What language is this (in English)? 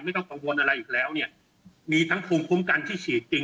Thai